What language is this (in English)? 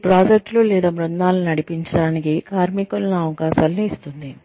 Telugu